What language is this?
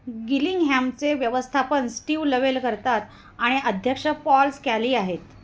Marathi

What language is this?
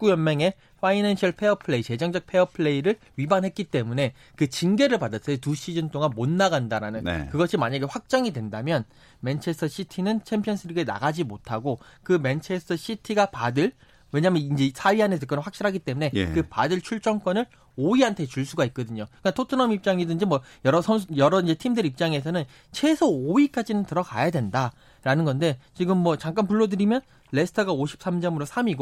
Korean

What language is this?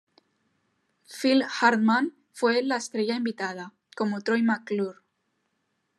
Spanish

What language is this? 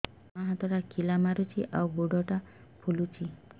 Odia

